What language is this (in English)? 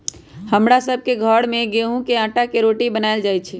Magahi